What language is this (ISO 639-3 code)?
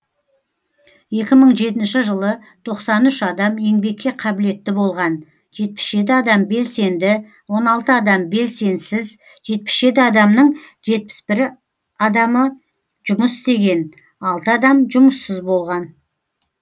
kaz